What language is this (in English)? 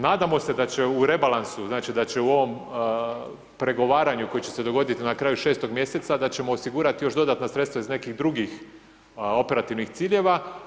Croatian